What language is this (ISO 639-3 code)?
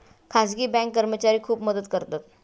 mar